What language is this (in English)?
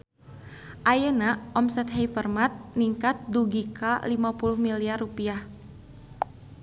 Sundanese